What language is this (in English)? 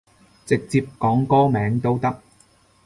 Cantonese